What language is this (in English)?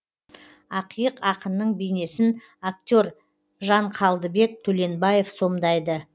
Kazakh